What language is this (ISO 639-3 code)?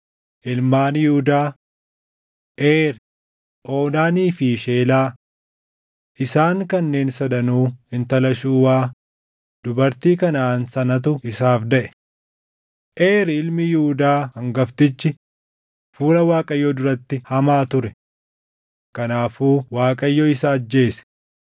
orm